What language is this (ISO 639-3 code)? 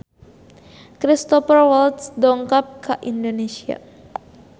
sun